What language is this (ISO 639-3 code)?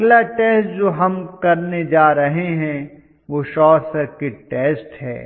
hin